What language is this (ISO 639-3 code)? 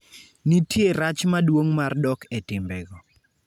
luo